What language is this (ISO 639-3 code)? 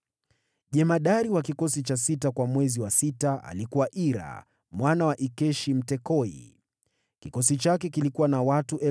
swa